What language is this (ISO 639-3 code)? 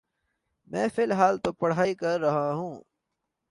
urd